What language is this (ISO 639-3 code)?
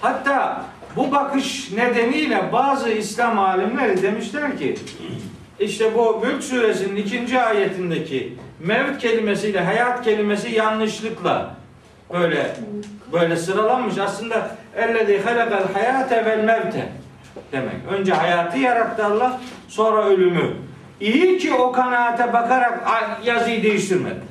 tur